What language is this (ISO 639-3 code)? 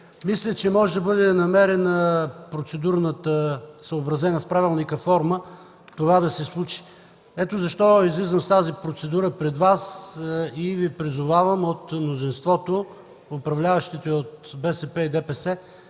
bul